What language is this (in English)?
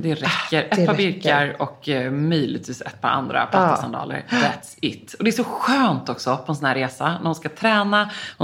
Swedish